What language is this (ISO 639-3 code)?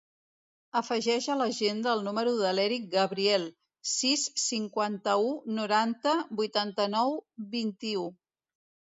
cat